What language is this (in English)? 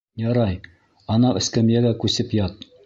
Bashkir